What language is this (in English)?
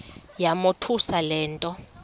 Xhosa